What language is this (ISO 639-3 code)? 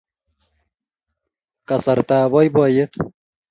kln